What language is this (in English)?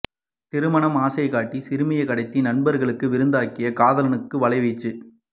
Tamil